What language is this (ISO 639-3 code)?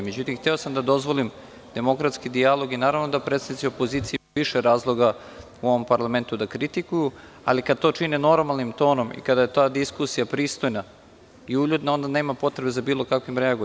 srp